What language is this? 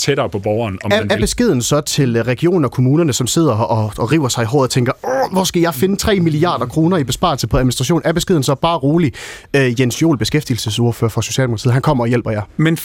Danish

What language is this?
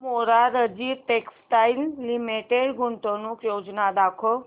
Marathi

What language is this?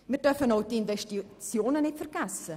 Swiss German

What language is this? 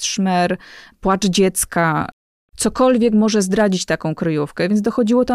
Polish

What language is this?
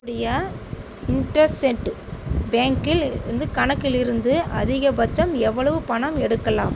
Tamil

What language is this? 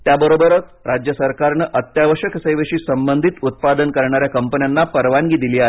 Marathi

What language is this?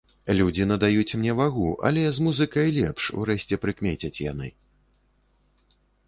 Belarusian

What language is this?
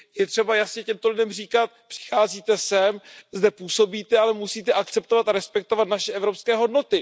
Czech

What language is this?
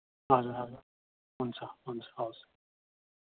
Nepali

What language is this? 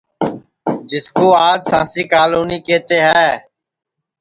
Sansi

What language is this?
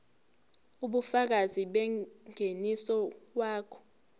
Zulu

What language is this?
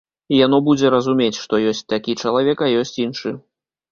Belarusian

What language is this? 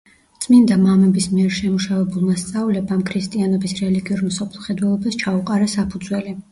Georgian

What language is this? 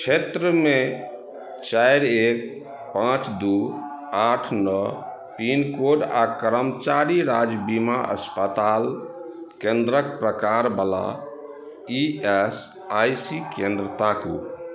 Maithili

